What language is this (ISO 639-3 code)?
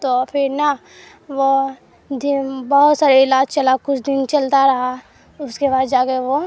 urd